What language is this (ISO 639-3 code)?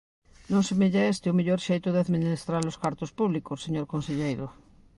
glg